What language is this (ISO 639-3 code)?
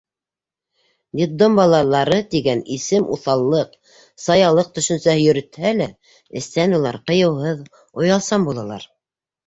bak